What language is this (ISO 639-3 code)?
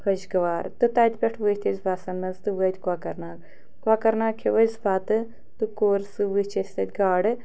kas